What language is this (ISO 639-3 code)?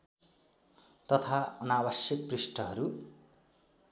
nep